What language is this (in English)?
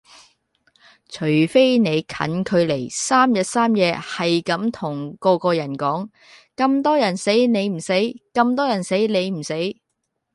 Cantonese